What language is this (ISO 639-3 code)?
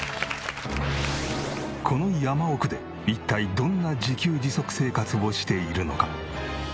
jpn